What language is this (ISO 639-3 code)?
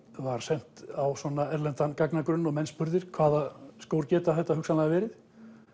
isl